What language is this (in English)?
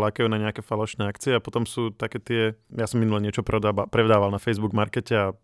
Slovak